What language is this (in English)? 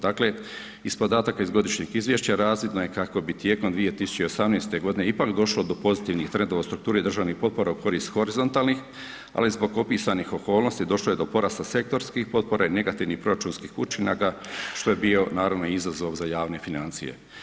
Croatian